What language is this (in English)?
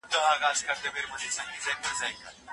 Pashto